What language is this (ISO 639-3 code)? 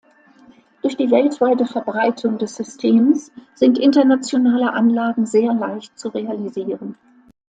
deu